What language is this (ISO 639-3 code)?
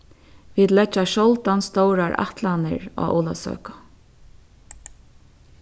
fao